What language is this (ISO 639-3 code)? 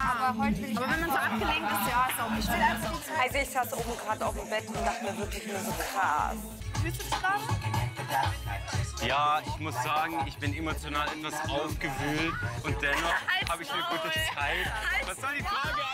deu